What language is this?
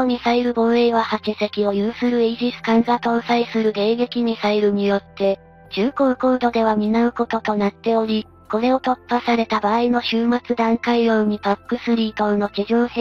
Japanese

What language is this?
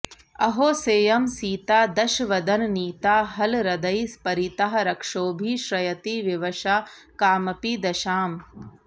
Sanskrit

